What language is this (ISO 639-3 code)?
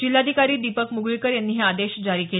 mar